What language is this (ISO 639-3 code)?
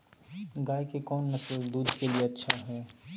mag